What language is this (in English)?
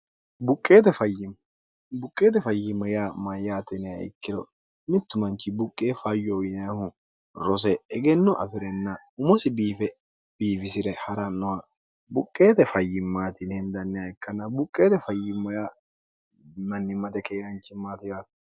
Sidamo